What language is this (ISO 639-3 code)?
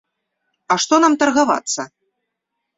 bel